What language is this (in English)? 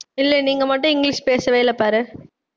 Tamil